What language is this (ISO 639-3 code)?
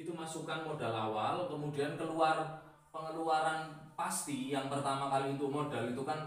ind